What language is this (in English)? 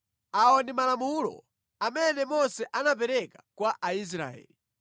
Nyanja